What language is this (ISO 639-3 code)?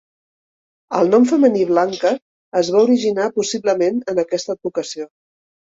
cat